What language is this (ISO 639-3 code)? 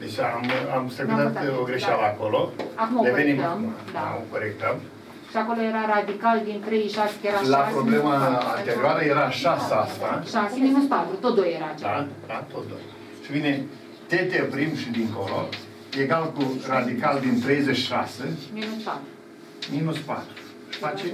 ron